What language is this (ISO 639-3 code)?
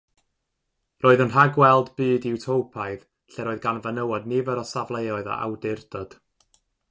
cym